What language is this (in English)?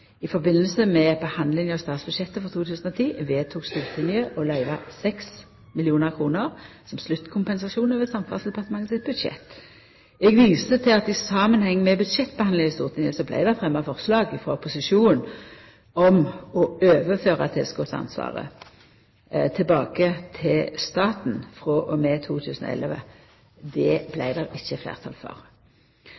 Norwegian Nynorsk